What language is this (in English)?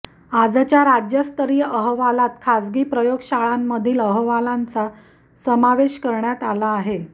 Marathi